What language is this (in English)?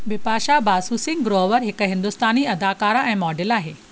Sindhi